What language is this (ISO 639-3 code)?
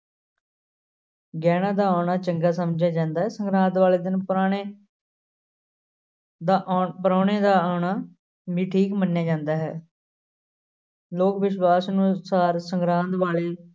pan